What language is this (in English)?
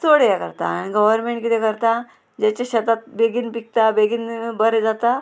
Konkani